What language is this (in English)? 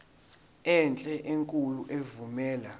Zulu